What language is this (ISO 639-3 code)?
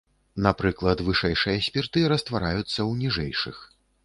bel